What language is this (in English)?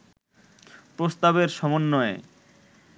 Bangla